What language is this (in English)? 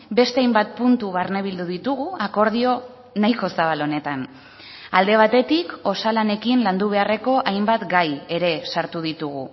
Basque